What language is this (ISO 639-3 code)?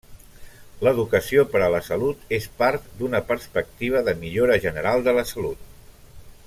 cat